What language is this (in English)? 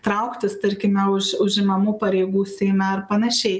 Lithuanian